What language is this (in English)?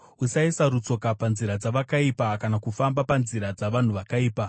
Shona